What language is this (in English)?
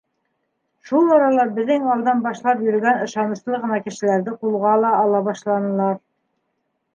Bashkir